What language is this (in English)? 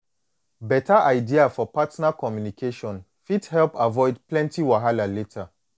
Nigerian Pidgin